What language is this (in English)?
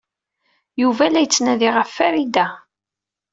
Kabyle